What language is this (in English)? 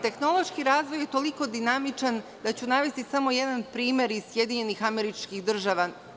Serbian